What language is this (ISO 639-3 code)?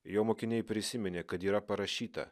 lit